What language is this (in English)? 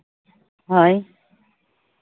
Santali